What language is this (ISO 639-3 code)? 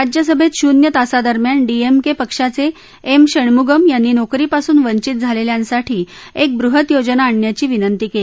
mar